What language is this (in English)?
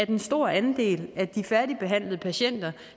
Danish